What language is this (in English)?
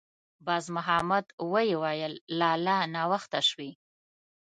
Pashto